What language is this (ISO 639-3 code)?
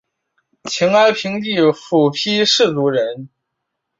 zho